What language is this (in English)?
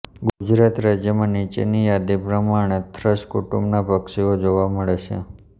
Gujarati